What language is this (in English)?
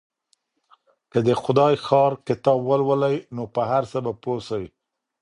Pashto